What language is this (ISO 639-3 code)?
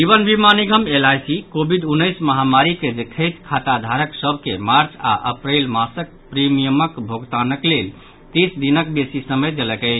mai